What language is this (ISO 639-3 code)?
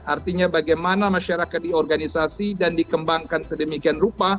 ind